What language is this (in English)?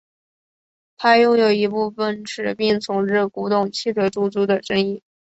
Chinese